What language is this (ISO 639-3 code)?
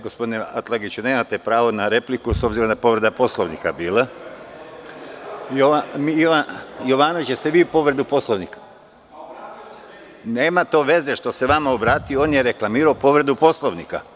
srp